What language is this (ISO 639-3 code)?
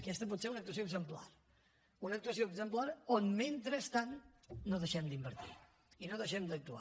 cat